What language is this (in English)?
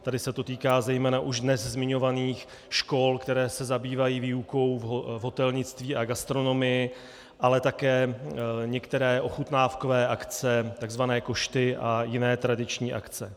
Czech